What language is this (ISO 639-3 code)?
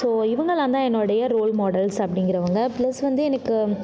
tam